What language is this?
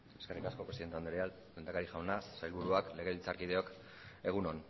Basque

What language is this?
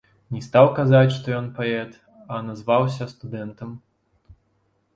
Belarusian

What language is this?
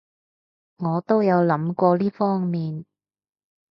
Cantonese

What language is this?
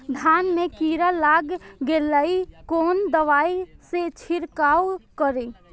Maithili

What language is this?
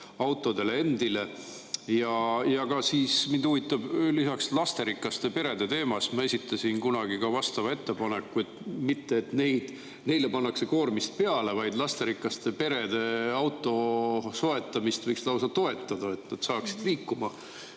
Estonian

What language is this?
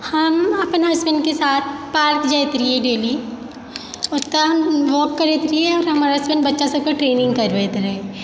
Maithili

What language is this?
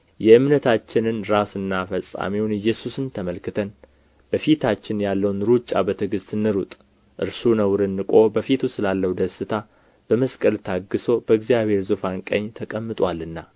Amharic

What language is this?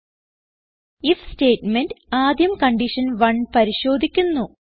Malayalam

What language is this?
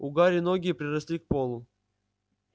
Russian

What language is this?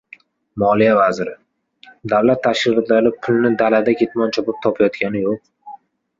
Uzbek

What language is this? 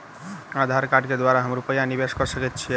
Maithili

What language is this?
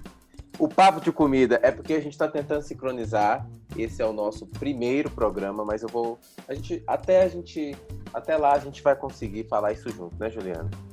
Portuguese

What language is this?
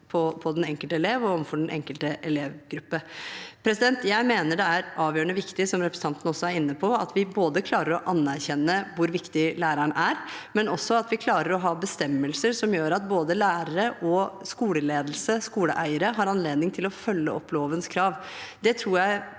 Norwegian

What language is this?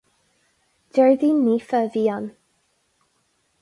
Irish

